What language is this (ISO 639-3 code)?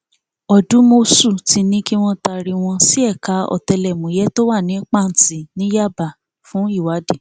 yor